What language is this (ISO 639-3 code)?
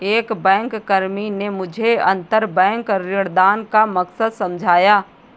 hin